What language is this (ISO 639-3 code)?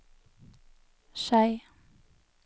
nor